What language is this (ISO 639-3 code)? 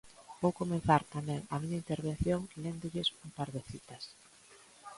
glg